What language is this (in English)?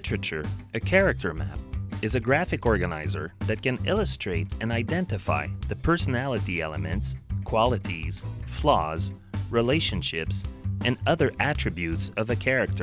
English